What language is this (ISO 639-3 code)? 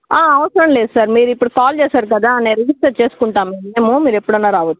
tel